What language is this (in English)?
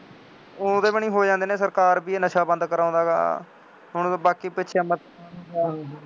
Punjabi